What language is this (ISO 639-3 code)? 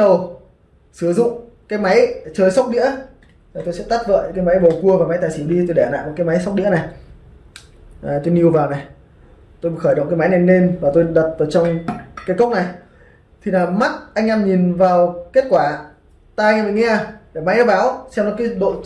vie